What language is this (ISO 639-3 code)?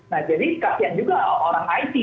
ind